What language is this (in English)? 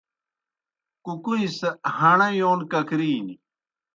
Kohistani Shina